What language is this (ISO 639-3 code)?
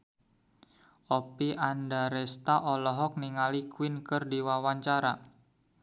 sun